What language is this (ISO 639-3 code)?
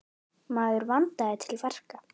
isl